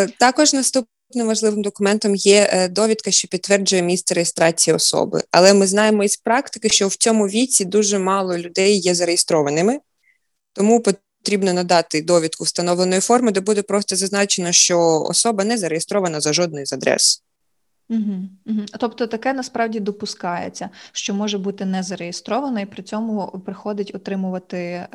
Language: Ukrainian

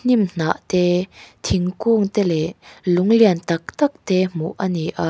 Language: Mizo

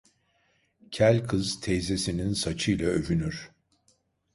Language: Turkish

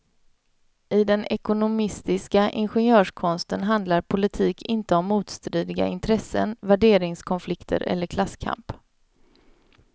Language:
Swedish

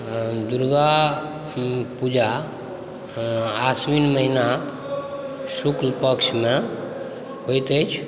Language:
Maithili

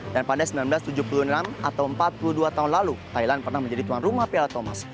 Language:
Indonesian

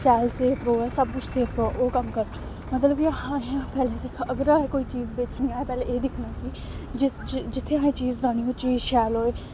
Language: Dogri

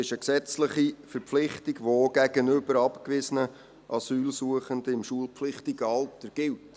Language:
Swiss German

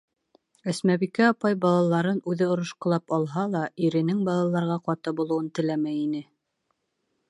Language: Bashkir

